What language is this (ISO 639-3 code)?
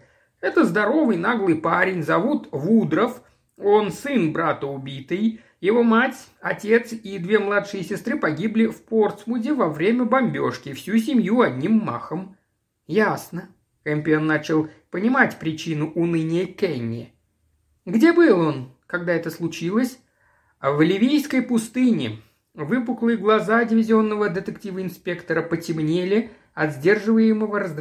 rus